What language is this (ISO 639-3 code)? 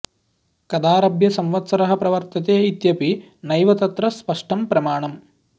san